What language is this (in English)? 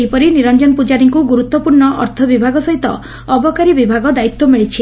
Odia